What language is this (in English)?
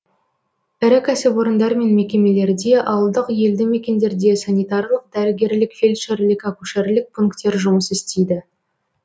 Kazakh